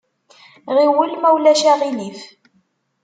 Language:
Kabyle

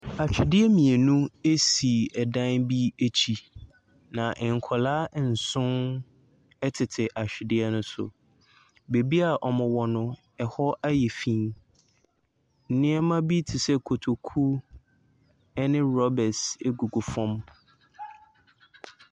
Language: Akan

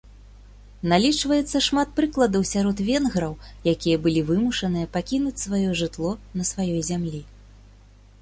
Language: Belarusian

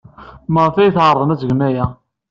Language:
Kabyle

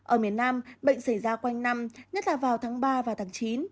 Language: Vietnamese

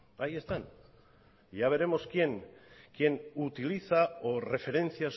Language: Spanish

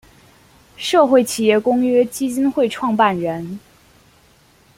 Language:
Chinese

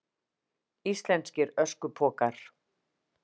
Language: Icelandic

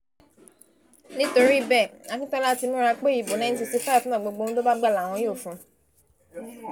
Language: Yoruba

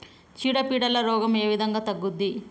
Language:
Telugu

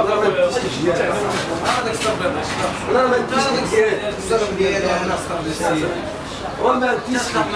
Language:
Arabic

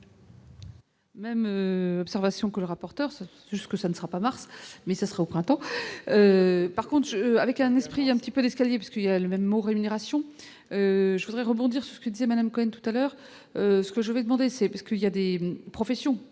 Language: French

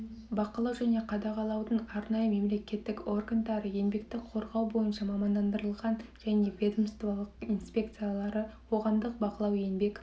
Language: Kazakh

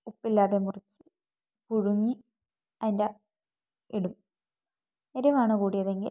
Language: Malayalam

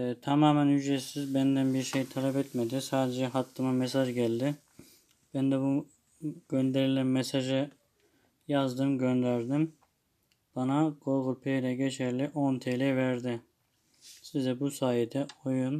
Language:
Turkish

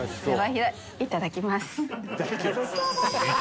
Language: Japanese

